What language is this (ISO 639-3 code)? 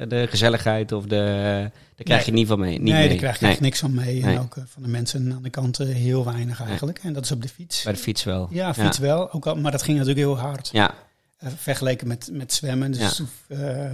nld